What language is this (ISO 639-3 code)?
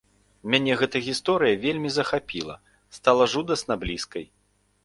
bel